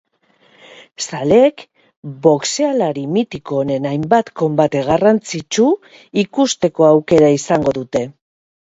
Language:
Basque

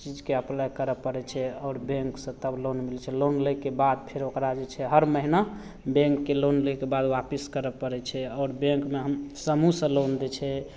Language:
Maithili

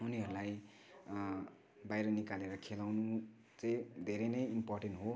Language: Nepali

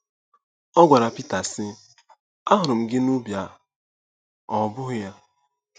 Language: Igbo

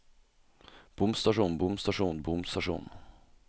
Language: Norwegian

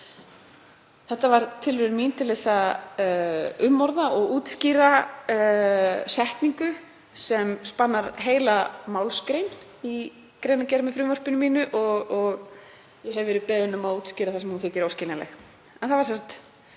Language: Icelandic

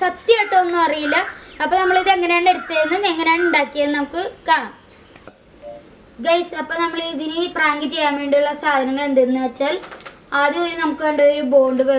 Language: Hindi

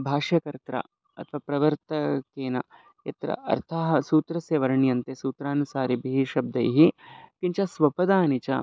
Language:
Sanskrit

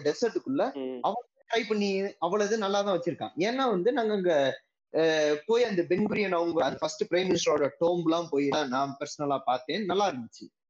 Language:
Tamil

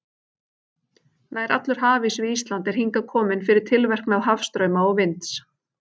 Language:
Icelandic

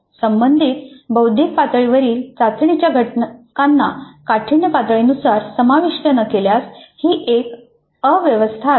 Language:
Marathi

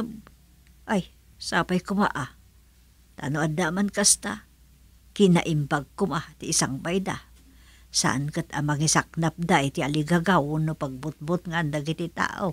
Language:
Filipino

